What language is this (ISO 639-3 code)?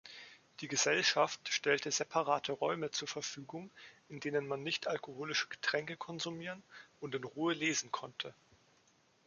deu